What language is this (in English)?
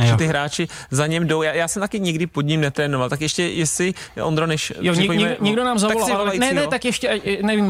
Czech